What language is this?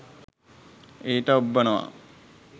Sinhala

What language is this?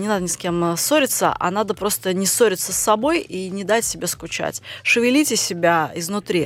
Russian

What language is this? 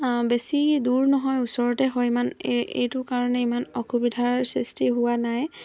Assamese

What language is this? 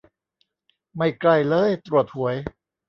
Thai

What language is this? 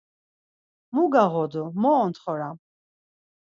Laz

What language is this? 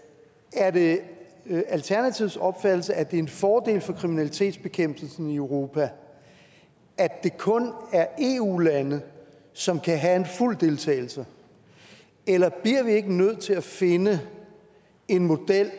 Danish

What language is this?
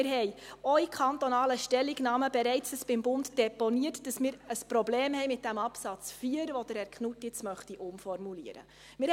Swiss German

